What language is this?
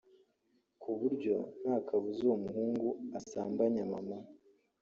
Kinyarwanda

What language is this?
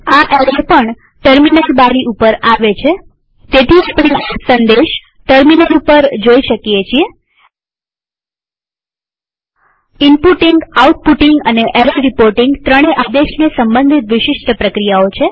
Gujarati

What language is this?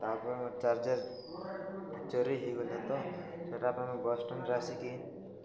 Odia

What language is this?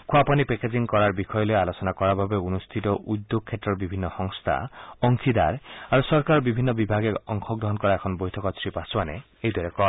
Assamese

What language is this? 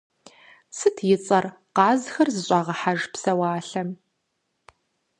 Kabardian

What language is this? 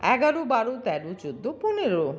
Bangla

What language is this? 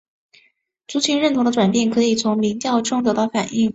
Chinese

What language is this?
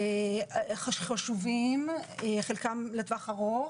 Hebrew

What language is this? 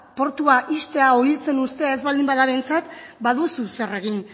Basque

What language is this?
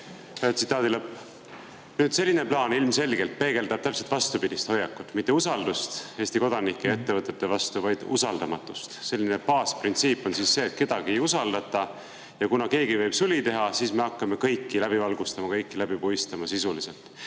Estonian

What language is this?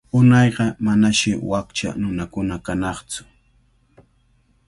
Cajatambo North Lima Quechua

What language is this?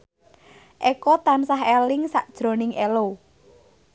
Javanese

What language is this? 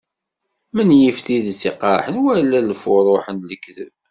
Kabyle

